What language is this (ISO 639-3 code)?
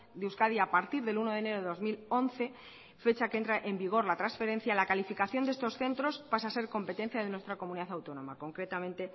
spa